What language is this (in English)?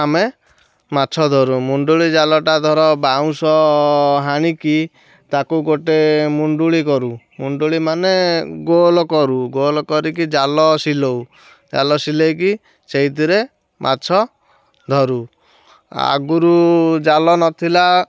Odia